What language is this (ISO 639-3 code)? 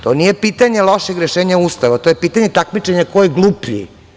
srp